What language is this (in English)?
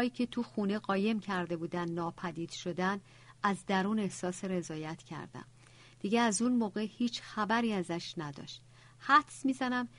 Persian